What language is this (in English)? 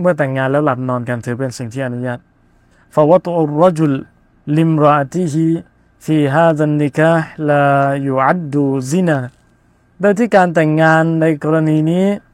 Thai